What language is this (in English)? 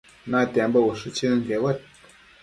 Matsés